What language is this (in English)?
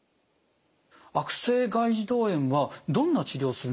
Japanese